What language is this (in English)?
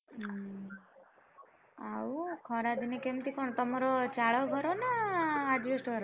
Odia